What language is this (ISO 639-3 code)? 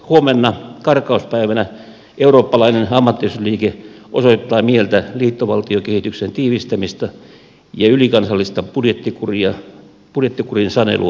fin